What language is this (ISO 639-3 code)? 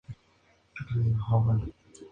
spa